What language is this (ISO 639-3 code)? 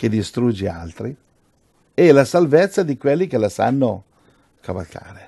ita